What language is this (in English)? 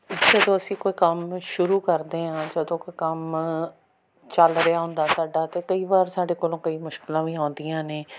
Punjabi